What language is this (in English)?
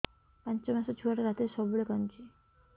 Odia